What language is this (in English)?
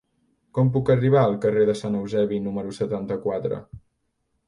Catalan